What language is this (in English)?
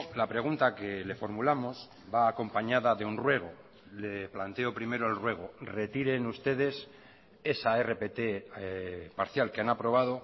Spanish